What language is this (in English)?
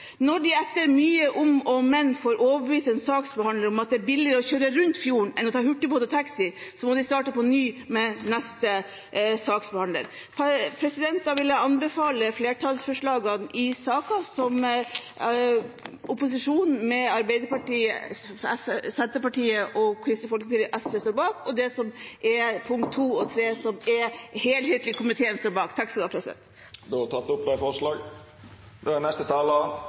Norwegian